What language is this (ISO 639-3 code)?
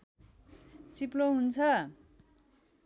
nep